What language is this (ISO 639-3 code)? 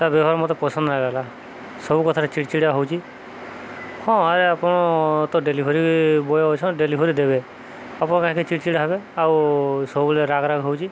ori